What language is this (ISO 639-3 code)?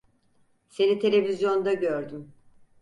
tur